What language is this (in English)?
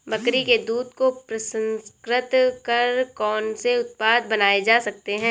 Hindi